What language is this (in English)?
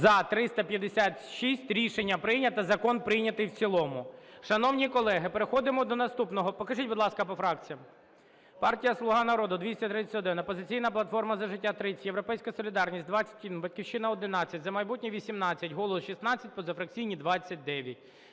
Ukrainian